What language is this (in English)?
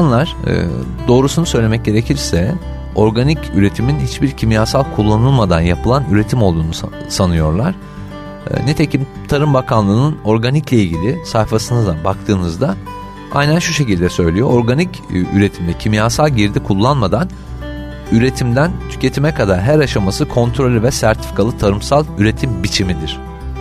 Turkish